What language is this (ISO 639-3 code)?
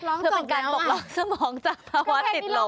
tha